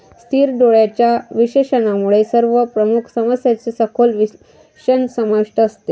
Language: Marathi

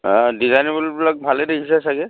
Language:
Assamese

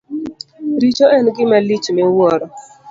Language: Luo (Kenya and Tanzania)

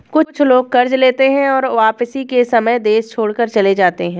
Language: Hindi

